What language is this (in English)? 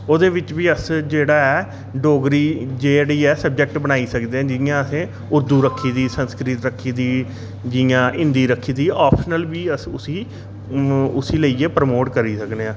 Dogri